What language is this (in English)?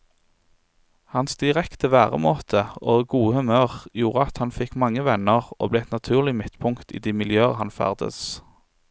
Norwegian